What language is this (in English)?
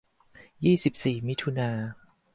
Thai